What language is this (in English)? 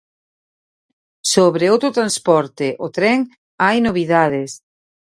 Galician